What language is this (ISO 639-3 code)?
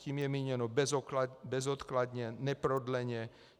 ces